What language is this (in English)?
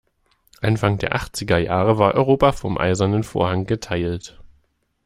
German